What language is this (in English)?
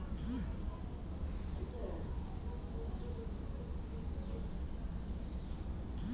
Kannada